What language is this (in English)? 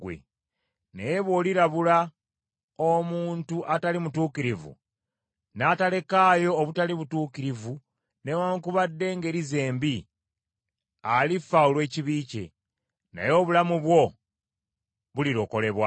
Ganda